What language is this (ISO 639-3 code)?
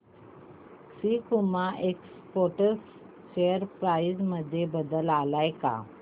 mar